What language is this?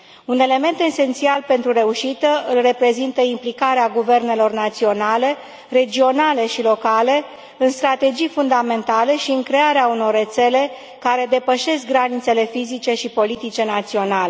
Romanian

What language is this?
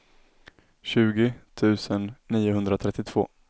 Swedish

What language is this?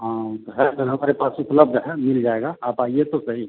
Hindi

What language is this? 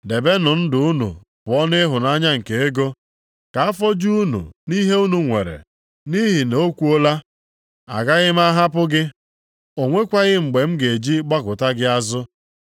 Igbo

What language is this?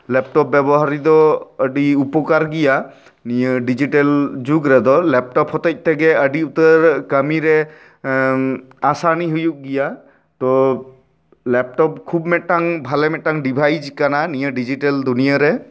Santali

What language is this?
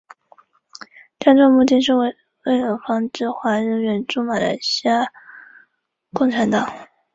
Chinese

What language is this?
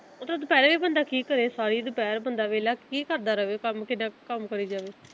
Punjabi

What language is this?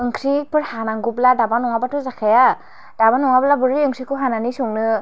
Bodo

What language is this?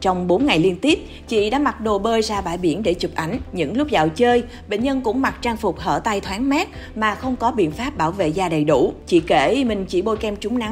Vietnamese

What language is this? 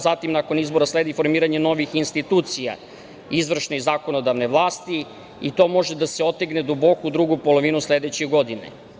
Serbian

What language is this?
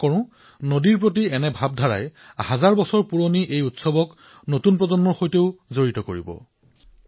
Assamese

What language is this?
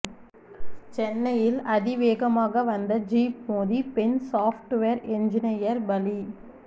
Tamil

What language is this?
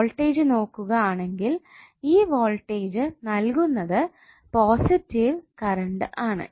Malayalam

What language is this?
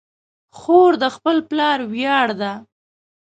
Pashto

